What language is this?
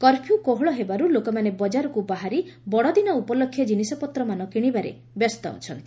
Odia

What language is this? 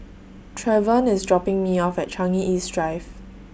English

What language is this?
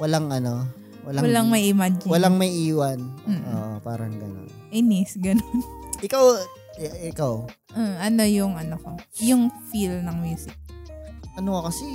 Filipino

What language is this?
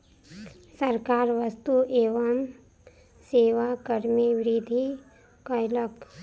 Maithili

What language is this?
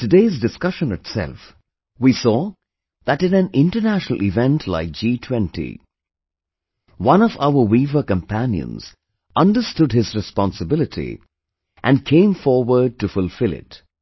English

